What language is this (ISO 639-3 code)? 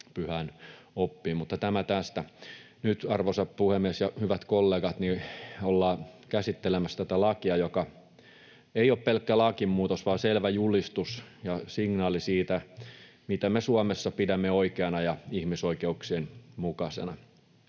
fin